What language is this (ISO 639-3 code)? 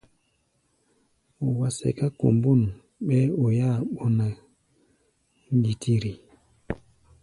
gba